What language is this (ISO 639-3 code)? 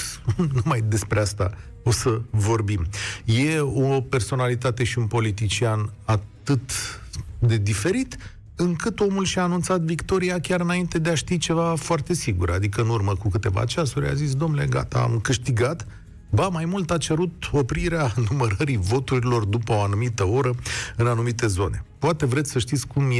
ron